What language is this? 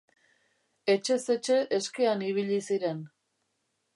Basque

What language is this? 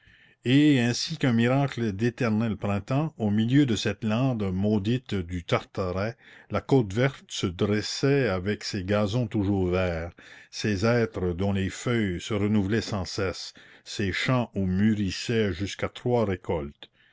French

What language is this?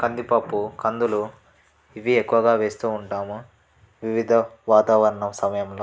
Telugu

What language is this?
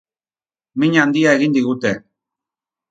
Basque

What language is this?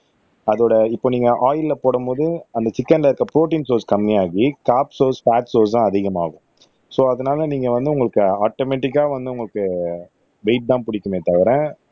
Tamil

